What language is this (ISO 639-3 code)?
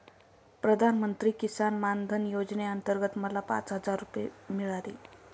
mar